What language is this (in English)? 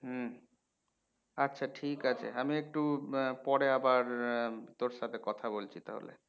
Bangla